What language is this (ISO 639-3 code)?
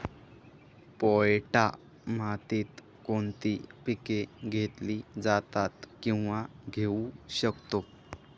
mar